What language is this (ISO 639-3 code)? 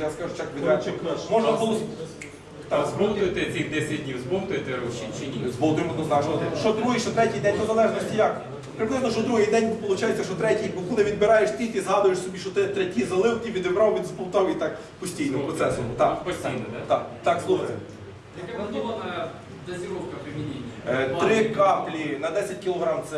ukr